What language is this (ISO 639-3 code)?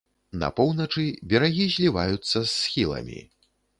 bel